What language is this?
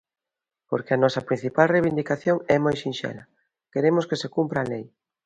Galician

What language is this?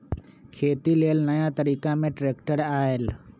Magahi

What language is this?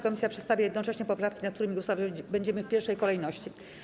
Polish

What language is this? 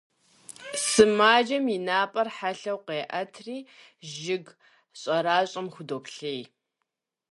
Kabardian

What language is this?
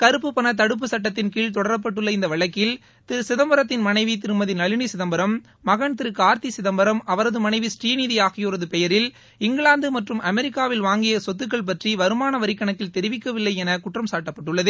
Tamil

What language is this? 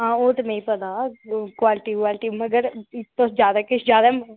Dogri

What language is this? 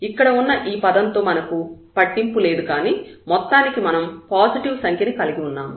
Telugu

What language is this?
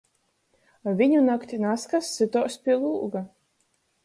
Latgalian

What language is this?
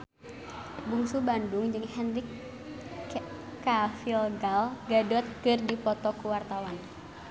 Sundanese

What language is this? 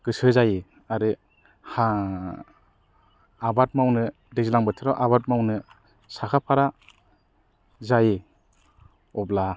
Bodo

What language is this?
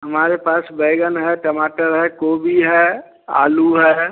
Hindi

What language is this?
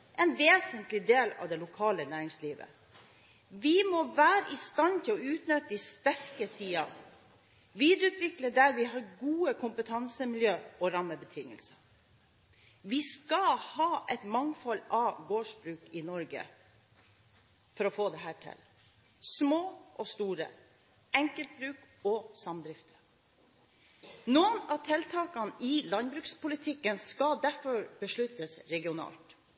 Norwegian Bokmål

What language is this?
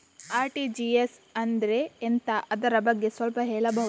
Kannada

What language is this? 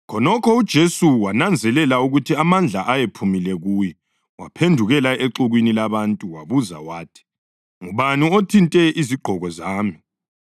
North Ndebele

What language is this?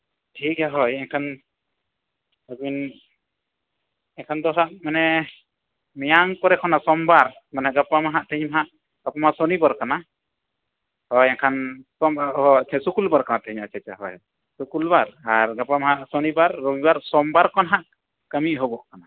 Santali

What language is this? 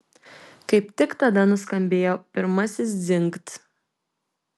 Lithuanian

